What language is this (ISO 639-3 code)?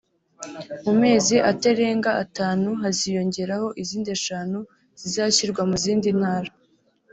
kin